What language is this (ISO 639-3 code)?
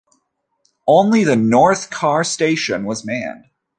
eng